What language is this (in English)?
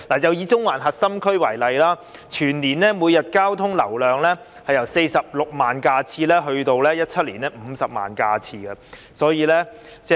Cantonese